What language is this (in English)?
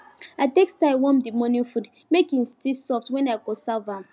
Nigerian Pidgin